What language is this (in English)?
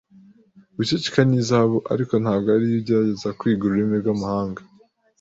Kinyarwanda